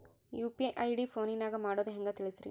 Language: Kannada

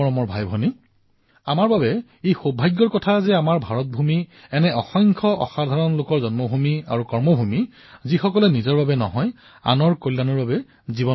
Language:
Assamese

